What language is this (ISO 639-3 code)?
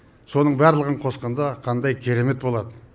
kaz